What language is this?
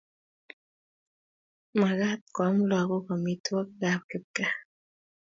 Kalenjin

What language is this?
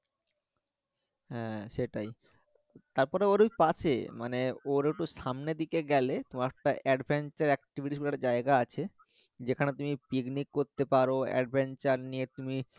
Bangla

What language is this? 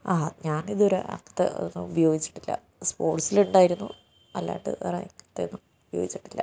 Malayalam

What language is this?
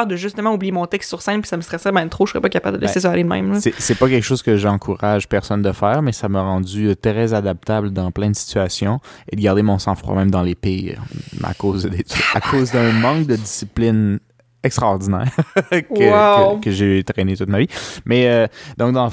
French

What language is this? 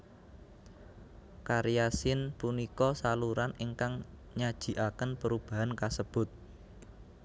Javanese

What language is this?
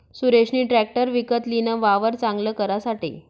Marathi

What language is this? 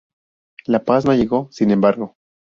Spanish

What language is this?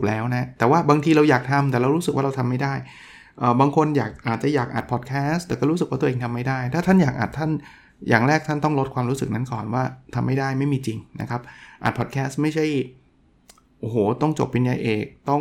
Thai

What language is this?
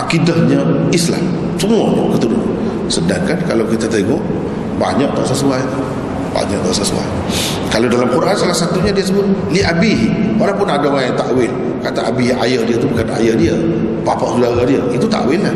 Malay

